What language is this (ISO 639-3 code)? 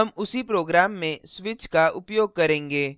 hin